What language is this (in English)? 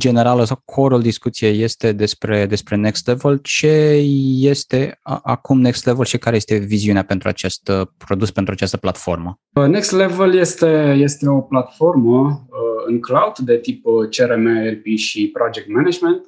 Romanian